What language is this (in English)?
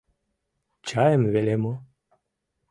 Mari